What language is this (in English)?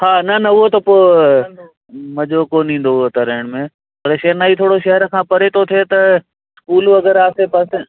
Sindhi